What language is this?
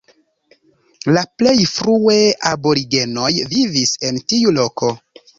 Esperanto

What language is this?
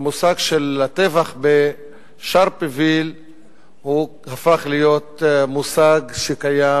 Hebrew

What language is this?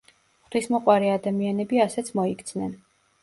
Georgian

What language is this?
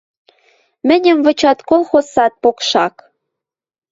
Western Mari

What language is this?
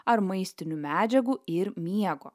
Lithuanian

